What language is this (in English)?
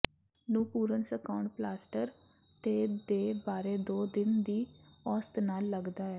Punjabi